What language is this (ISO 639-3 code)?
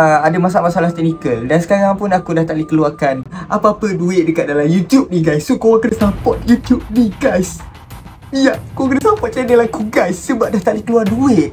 msa